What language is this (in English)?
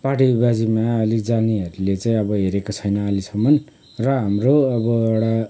Nepali